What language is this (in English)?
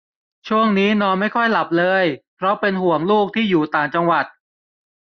Thai